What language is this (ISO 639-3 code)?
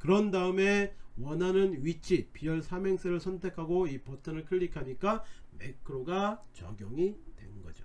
kor